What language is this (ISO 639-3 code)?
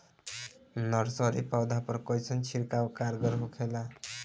bho